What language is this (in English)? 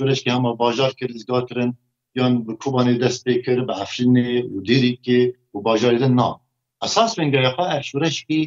Persian